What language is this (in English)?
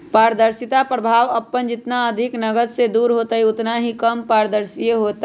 Magahi